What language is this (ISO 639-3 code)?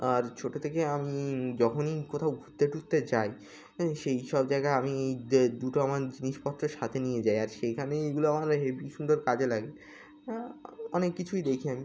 ben